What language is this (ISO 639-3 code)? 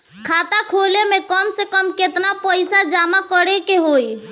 bho